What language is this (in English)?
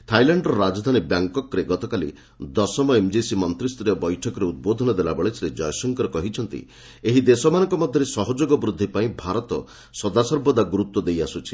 Odia